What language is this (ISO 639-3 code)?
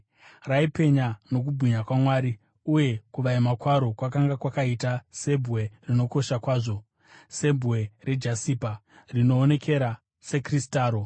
sna